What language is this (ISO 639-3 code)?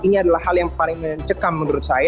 ind